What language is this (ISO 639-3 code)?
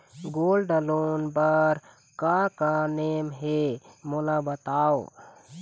hne